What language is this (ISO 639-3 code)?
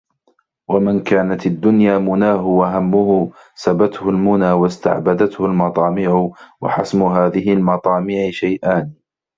ara